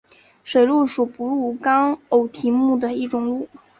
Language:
Chinese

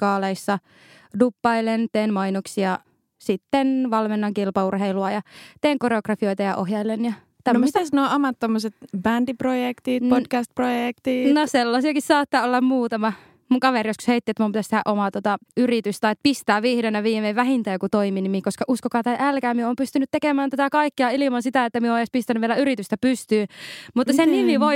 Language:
Finnish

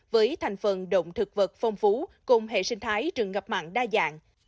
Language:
Vietnamese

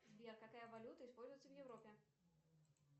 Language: Russian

